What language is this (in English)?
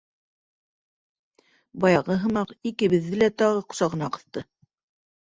Bashkir